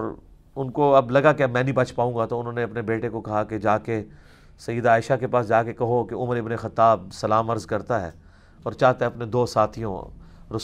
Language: Urdu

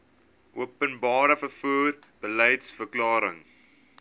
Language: Afrikaans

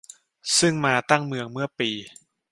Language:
Thai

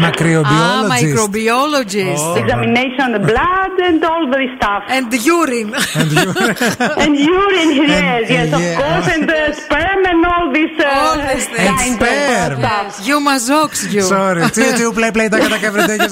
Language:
Greek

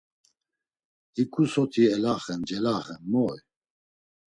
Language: Laz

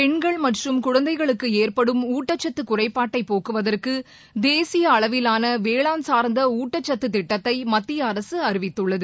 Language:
Tamil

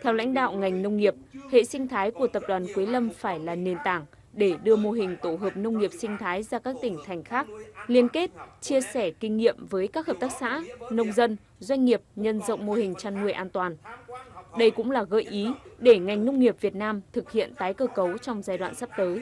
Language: Vietnamese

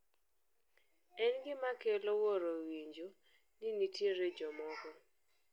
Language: Luo (Kenya and Tanzania)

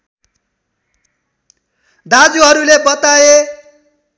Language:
Nepali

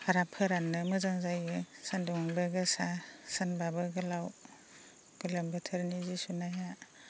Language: Bodo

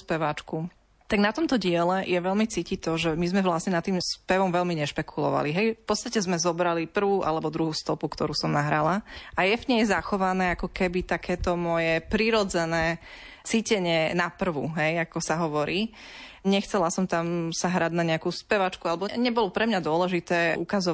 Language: Slovak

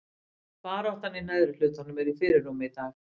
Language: Icelandic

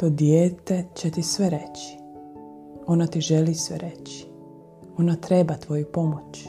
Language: Croatian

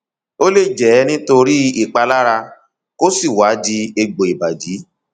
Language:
Yoruba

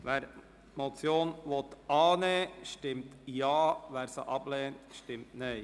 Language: Swiss German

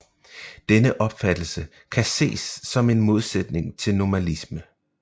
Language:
Danish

